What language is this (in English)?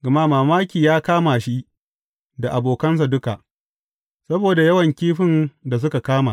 Hausa